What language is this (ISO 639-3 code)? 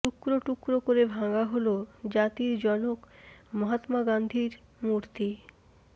ben